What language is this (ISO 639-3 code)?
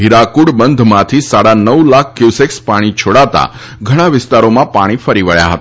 guj